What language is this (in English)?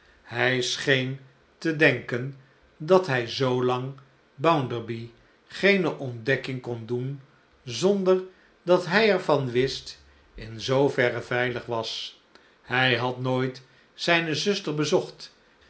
Dutch